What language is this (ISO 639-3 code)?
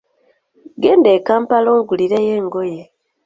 lug